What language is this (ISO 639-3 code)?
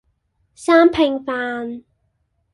yue